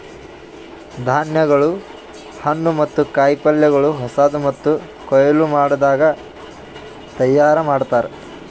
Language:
Kannada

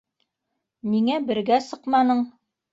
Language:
Bashkir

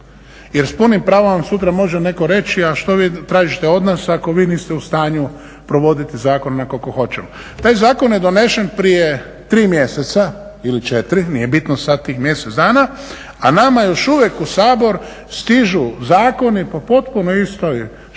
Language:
Croatian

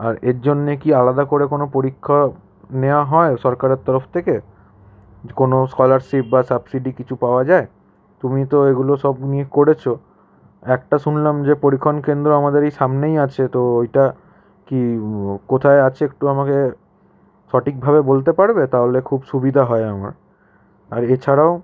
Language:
Bangla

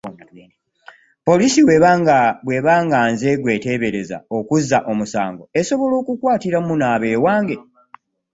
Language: Ganda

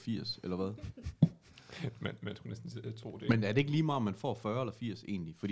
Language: Danish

